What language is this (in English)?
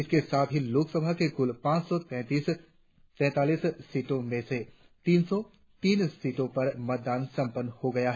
Hindi